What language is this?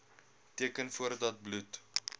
Afrikaans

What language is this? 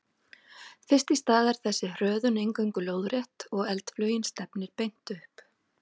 Icelandic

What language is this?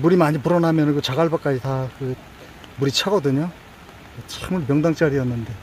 Korean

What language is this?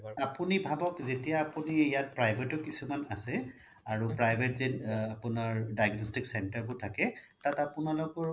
Assamese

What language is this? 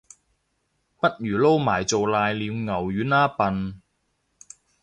Cantonese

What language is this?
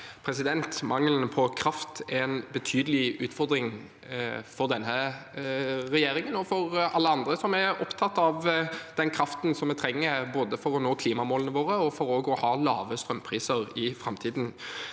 Norwegian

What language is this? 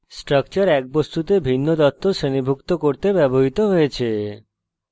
Bangla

